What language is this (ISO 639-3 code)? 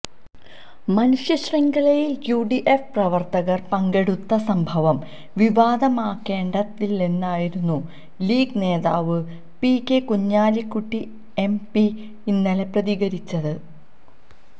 mal